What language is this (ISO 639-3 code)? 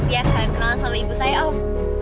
ind